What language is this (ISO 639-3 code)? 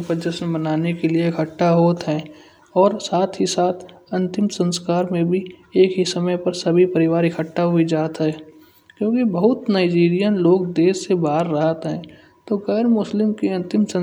bjj